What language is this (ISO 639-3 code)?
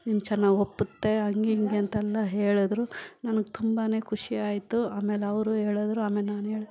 kan